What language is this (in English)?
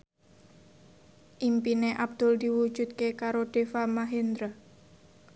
Javanese